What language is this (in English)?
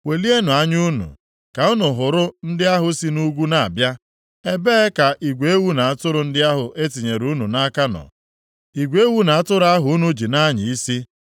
Igbo